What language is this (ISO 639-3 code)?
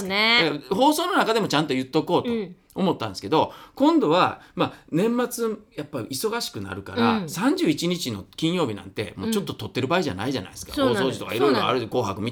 jpn